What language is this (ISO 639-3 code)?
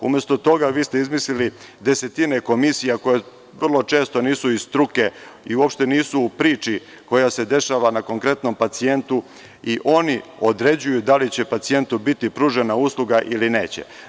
srp